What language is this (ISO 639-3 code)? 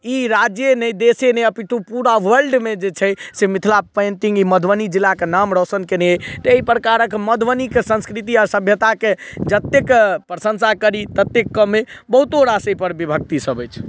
mai